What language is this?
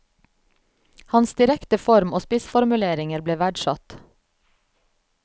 Norwegian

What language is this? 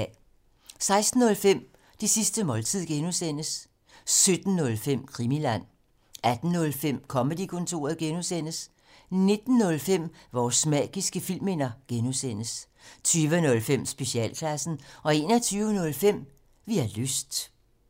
Danish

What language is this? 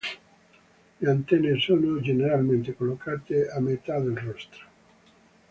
Italian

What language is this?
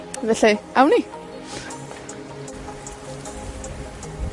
Welsh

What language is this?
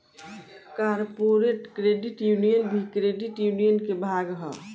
Bhojpuri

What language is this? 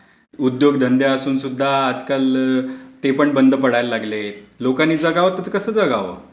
Marathi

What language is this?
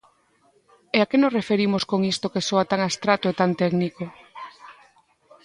Galician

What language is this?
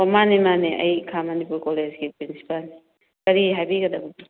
Manipuri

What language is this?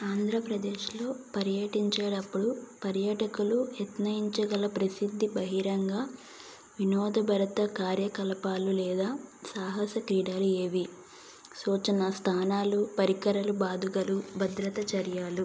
Telugu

